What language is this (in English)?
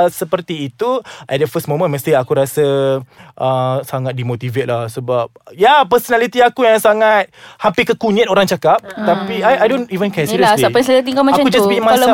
Malay